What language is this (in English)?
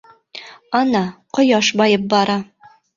Bashkir